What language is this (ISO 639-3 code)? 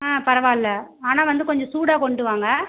tam